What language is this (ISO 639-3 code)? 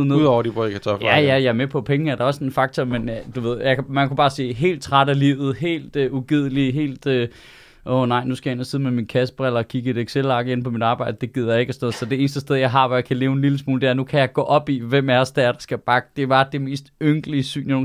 dan